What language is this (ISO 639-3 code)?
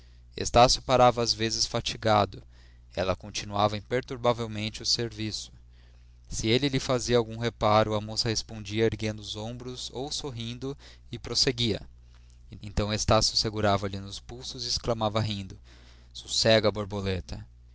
por